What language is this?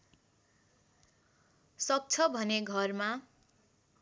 Nepali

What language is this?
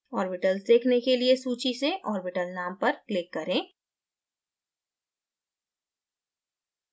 Hindi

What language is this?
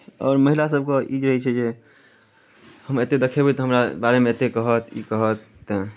Maithili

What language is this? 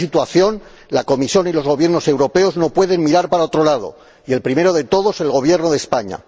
Spanish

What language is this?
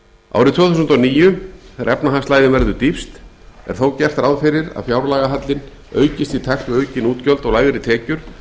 Icelandic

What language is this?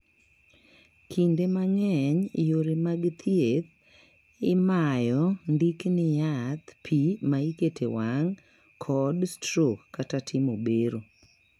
Luo (Kenya and Tanzania)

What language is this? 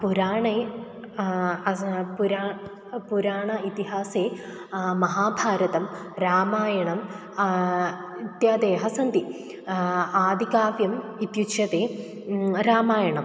Sanskrit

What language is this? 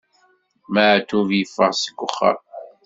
Kabyle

